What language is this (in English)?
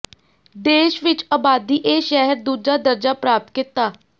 Punjabi